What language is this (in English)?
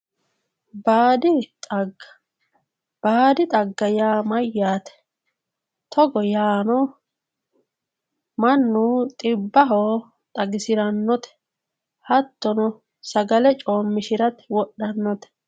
Sidamo